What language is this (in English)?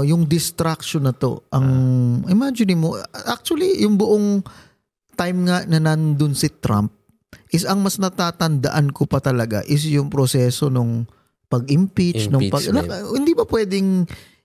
Filipino